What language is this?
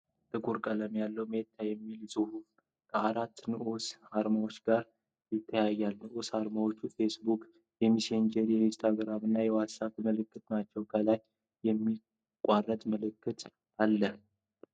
Amharic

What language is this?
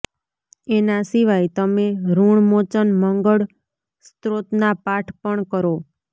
Gujarati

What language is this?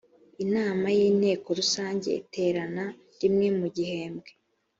Kinyarwanda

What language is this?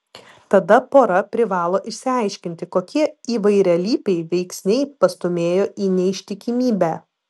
Lithuanian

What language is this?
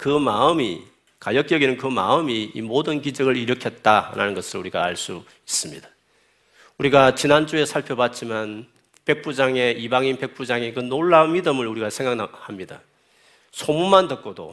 Korean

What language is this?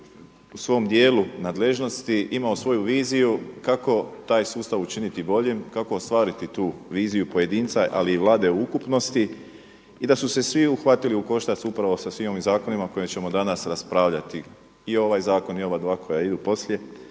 Croatian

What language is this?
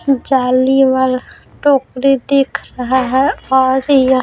Hindi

